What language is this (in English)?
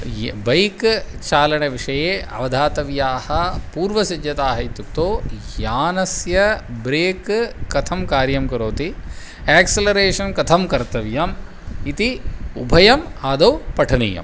Sanskrit